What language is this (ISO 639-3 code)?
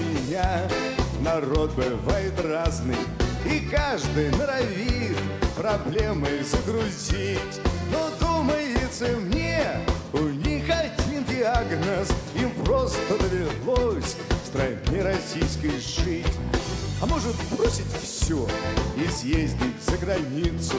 rus